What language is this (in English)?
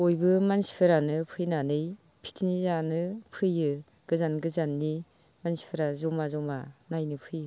Bodo